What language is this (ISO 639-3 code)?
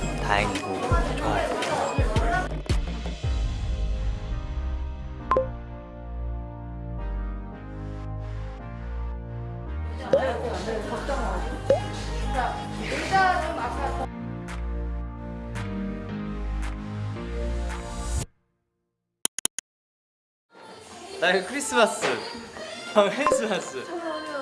kor